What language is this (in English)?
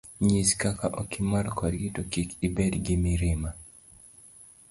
Luo (Kenya and Tanzania)